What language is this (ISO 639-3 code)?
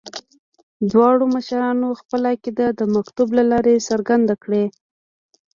pus